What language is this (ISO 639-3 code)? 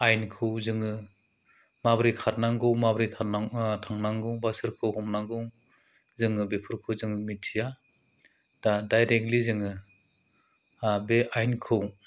brx